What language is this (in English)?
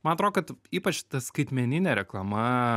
Lithuanian